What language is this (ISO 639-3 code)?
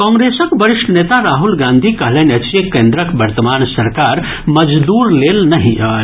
mai